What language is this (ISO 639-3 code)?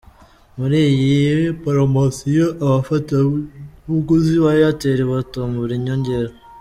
kin